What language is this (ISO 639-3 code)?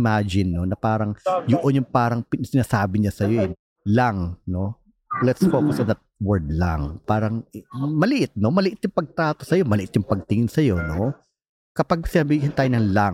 fil